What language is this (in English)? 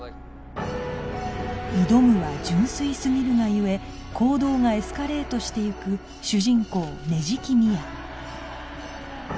Japanese